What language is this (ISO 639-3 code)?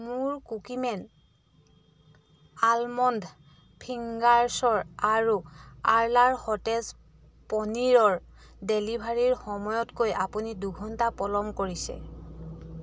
asm